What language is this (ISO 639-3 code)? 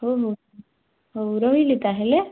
ori